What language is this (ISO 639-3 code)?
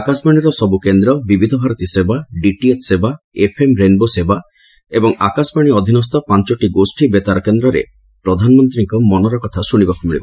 ori